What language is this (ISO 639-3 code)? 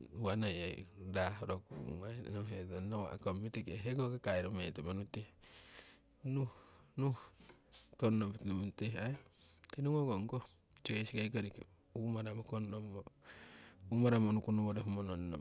siw